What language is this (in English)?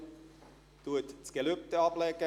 Swiss German